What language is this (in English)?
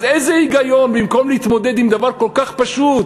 Hebrew